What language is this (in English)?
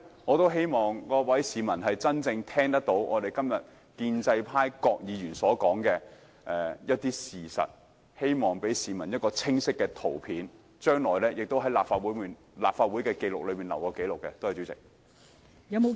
Cantonese